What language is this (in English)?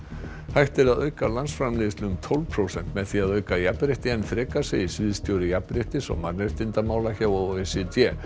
Icelandic